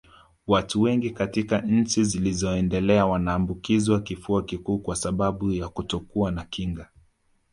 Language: Swahili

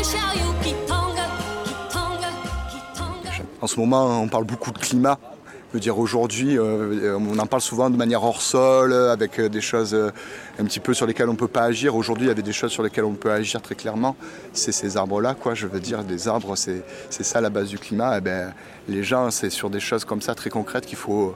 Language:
French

